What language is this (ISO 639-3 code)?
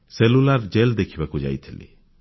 ori